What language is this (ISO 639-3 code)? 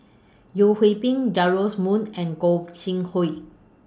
eng